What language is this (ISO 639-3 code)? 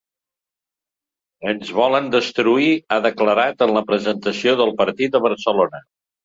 cat